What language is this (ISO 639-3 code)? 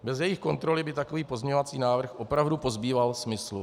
ces